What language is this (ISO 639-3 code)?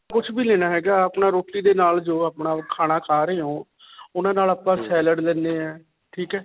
pan